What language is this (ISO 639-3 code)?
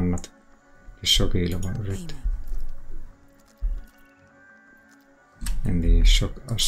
fin